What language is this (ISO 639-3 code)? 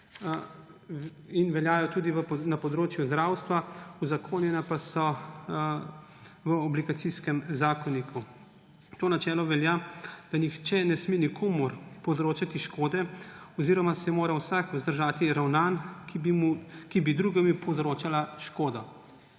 slv